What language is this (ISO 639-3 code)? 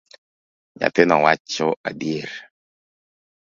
luo